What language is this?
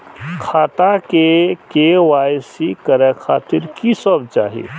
Maithili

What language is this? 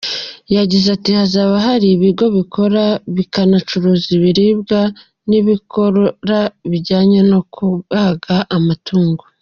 Kinyarwanda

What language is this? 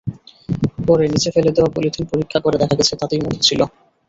Bangla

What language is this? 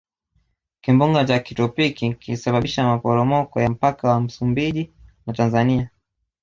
Swahili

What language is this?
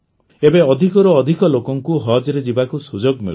Odia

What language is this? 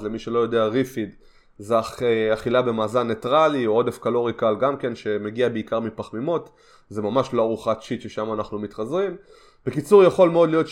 Hebrew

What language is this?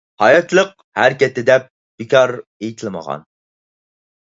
Uyghur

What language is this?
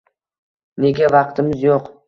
Uzbek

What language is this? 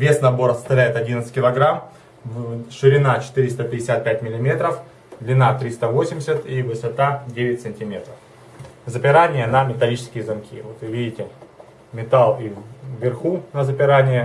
Russian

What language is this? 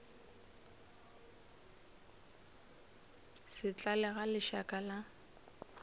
Northern Sotho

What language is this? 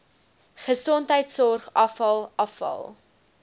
Afrikaans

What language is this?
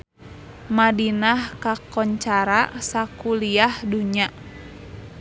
Sundanese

